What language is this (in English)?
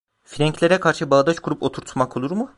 Turkish